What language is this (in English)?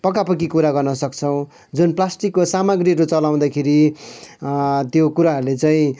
Nepali